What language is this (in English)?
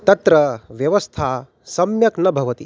Sanskrit